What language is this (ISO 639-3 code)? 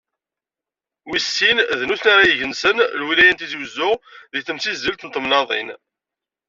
kab